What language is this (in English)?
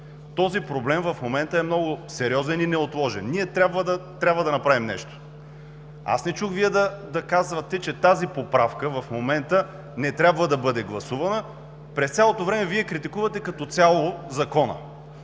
Bulgarian